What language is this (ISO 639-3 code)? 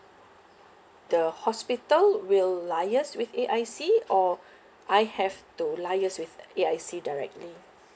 eng